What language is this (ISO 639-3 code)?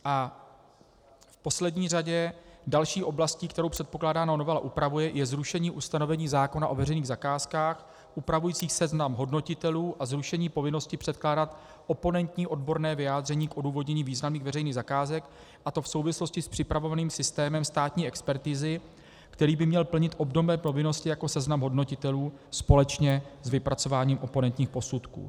ces